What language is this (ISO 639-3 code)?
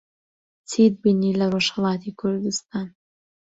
ckb